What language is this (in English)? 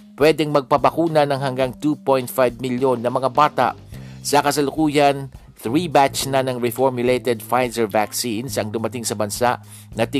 Filipino